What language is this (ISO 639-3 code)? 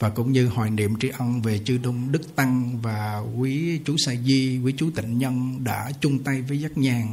vie